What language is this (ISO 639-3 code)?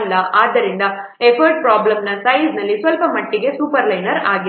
kan